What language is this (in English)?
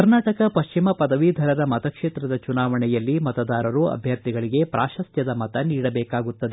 Kannada